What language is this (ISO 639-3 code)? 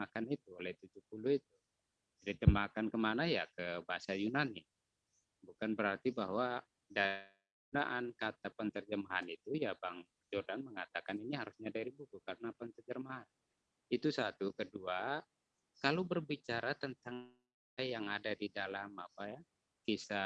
ind